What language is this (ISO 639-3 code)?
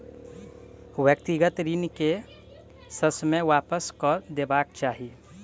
mai